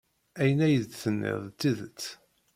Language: Kabyle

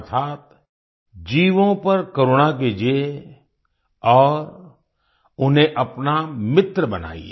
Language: Hindi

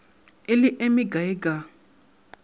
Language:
Northern Sotho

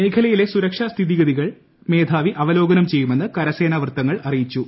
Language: Malayalam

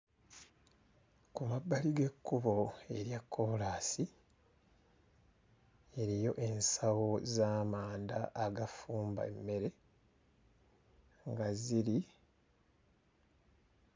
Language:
Ganda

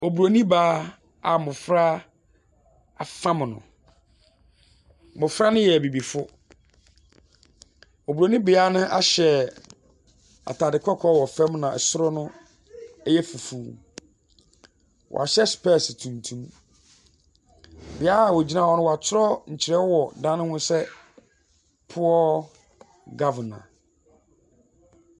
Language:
Akan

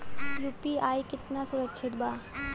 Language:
Bhojpuri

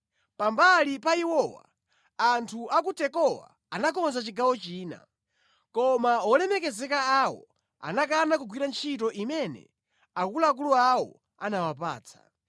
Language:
Nyanja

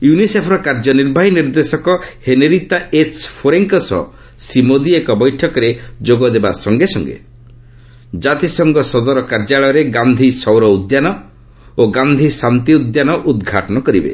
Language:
Odia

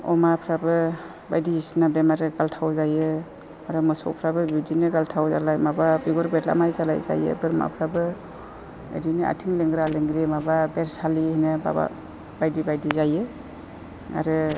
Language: Bodo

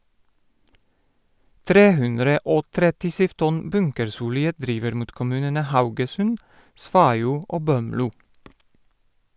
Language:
Norwegian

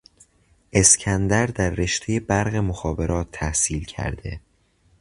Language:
Persian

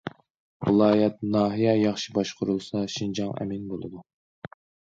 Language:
Uyghur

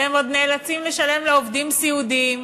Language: Hebrew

